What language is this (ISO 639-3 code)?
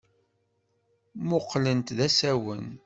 kab